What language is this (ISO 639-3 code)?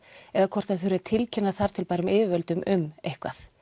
isl